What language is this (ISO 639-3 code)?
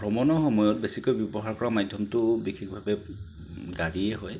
asm